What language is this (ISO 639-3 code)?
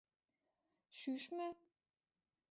chm